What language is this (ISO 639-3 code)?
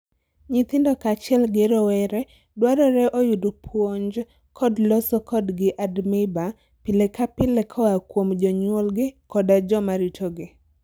luo